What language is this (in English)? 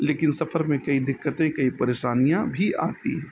Urdu